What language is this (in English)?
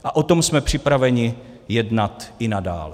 Czech